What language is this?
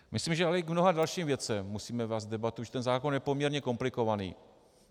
Czech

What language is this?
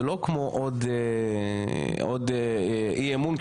Hebrew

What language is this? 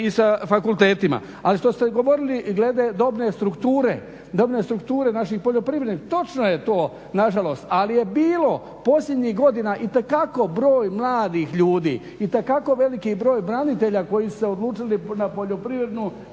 Croatian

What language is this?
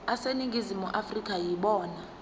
Zulu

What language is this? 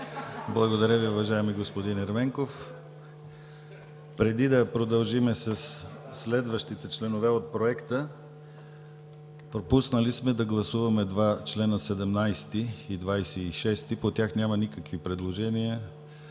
Bulgarian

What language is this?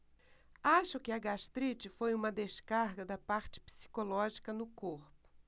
Portuguese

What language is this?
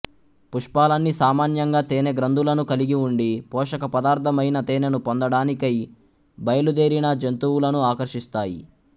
Telugu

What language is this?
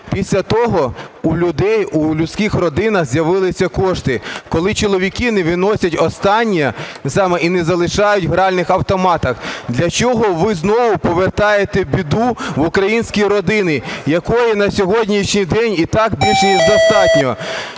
Ukrainian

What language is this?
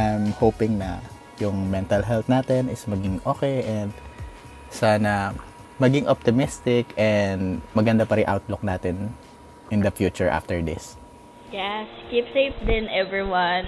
Filipino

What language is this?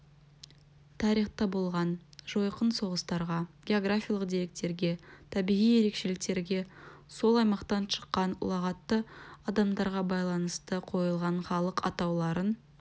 Kazakh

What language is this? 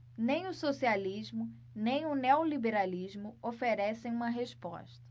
Portuguese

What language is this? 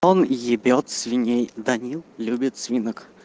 Russian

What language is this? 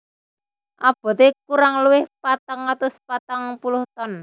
Javanese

